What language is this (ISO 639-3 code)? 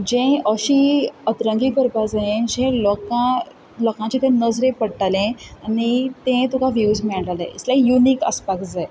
kok